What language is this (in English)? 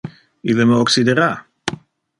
Interlingua